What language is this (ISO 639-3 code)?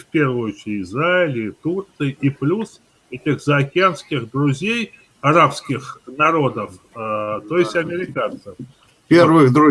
rus